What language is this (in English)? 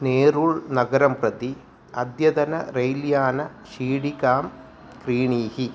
Sanskrit